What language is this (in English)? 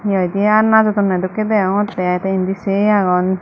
Chakma